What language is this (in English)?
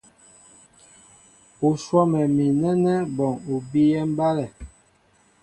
Mbo (Cameroon)